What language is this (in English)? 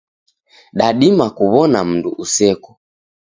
Taita